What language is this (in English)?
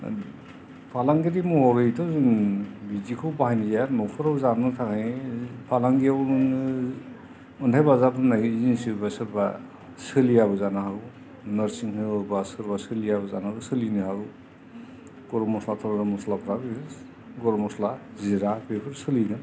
Bodo